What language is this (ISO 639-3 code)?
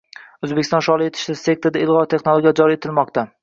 uzb